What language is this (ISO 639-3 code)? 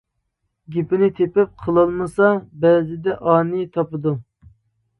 uig